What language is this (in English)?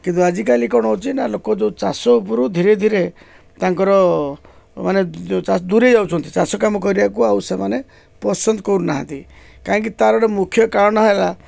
Odia